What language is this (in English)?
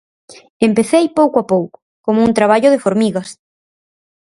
Galician